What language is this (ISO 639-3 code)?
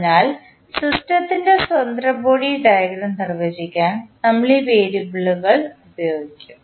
mal